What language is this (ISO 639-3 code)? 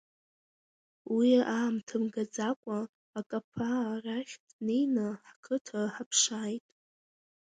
abk